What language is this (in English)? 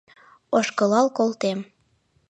Mari